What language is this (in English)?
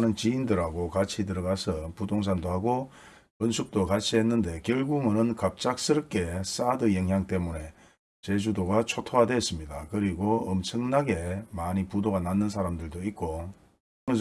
Korean